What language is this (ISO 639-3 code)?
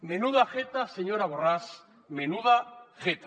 cat